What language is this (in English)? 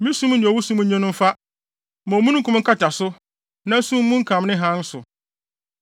Akan